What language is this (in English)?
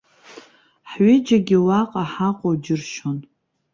Abkhazian